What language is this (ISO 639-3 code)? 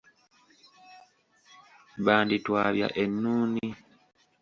lug